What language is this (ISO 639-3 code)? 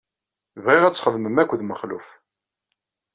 kab